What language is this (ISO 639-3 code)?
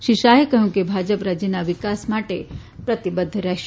guj